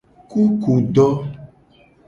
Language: Gen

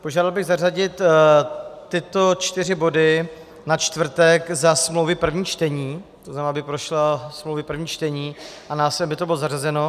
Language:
Czech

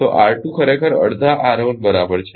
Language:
Gujarati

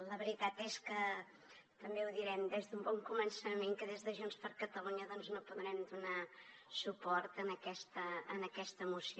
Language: Catalan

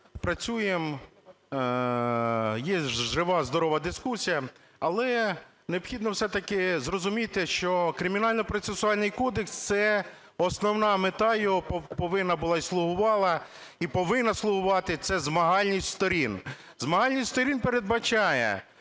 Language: Ukrainian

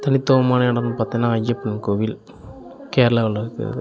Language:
Tamil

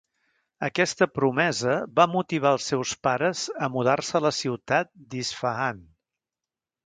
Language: Catalan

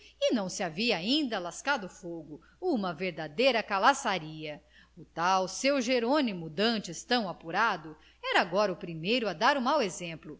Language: Portuguese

